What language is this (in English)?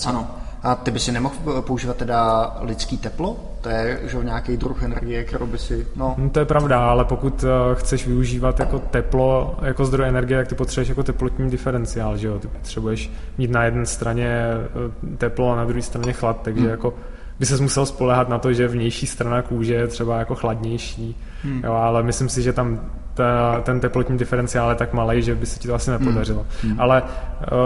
Czech